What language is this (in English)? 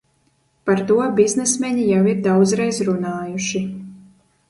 Latvian